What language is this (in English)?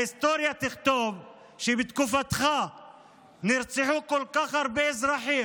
Hebrew